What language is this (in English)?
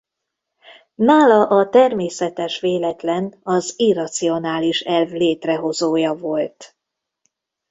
Hungarian